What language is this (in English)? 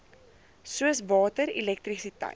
Afrikaans